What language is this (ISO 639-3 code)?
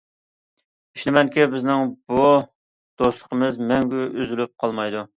uig